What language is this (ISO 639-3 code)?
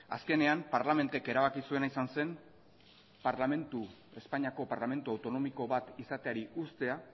eus